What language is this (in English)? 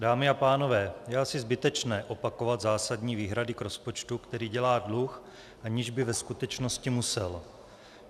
Czech